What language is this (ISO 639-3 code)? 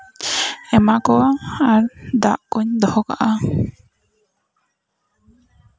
sat